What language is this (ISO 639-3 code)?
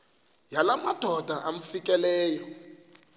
xho